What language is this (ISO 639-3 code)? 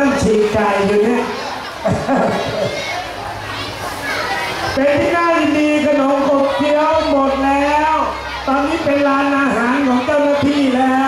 tha